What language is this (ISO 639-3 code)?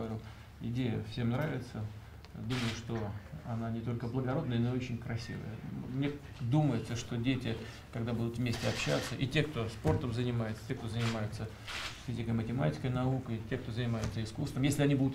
rus